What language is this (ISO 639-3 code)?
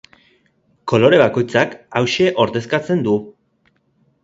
eus